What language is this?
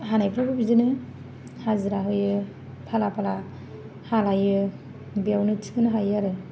Bodo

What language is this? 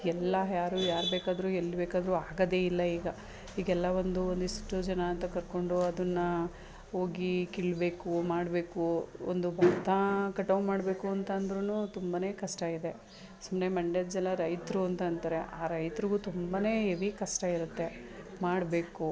Kannada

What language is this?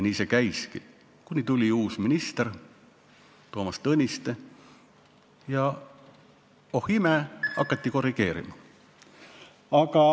Estonian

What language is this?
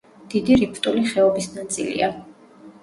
Georgian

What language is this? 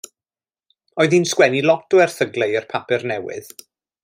Welsh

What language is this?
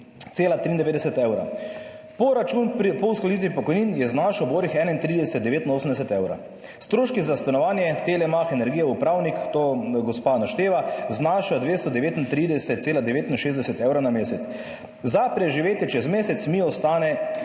Slovenian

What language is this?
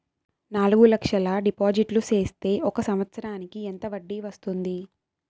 Telugu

